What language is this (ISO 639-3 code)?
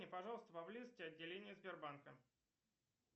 rus